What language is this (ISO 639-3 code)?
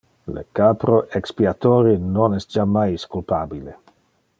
ina